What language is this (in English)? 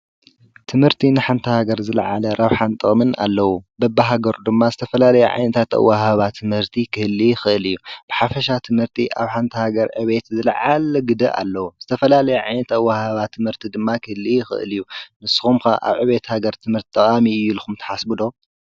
Tigrinya